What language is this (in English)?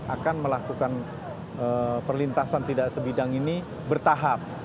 Indonesian